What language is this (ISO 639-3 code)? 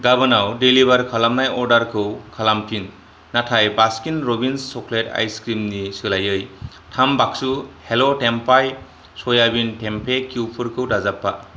brx